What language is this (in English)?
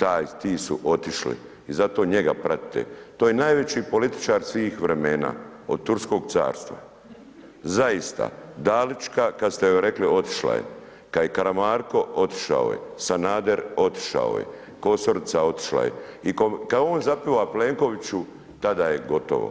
Croatian